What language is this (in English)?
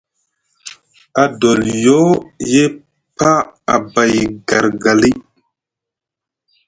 Musgu